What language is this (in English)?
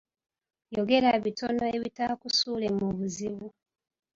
Ganda